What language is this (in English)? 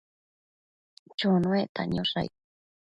Matsés